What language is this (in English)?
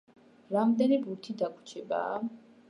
Georgian